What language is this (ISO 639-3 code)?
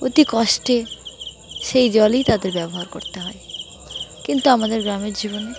ben